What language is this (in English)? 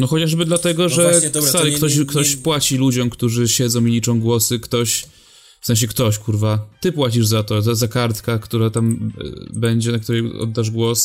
Polish